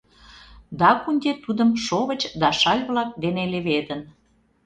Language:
Mari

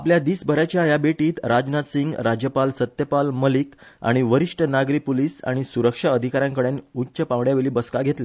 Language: Konkani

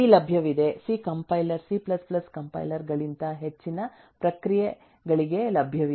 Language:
Kannada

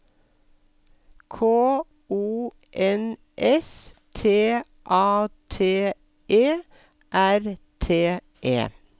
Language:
Norwegian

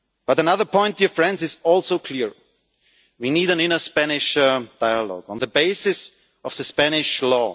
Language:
English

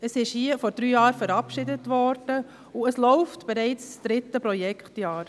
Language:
Swiss German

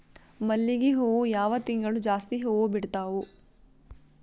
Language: Kannada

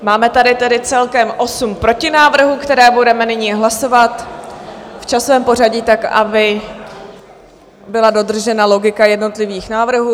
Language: Czech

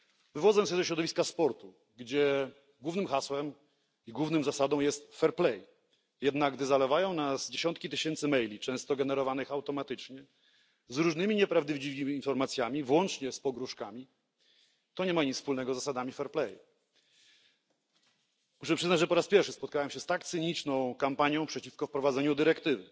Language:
Polish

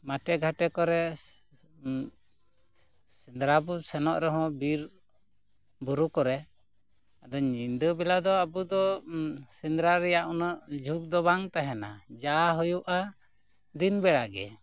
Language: Santali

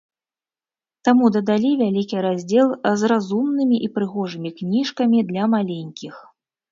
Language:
Belarusian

